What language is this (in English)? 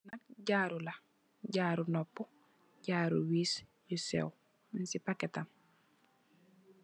Wolof